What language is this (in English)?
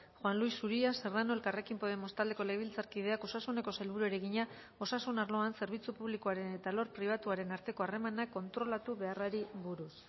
Basque